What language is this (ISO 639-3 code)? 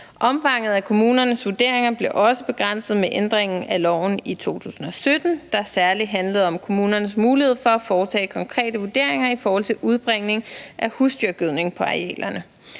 dan